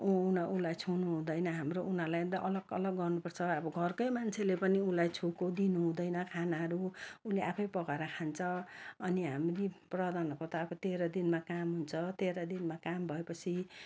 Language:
Nepali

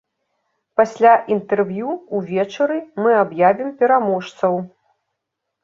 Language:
Belarusian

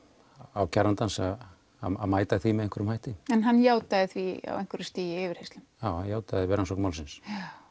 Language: Icelandic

